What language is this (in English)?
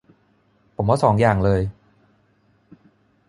Thai